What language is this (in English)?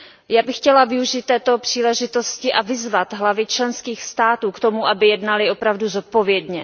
Czech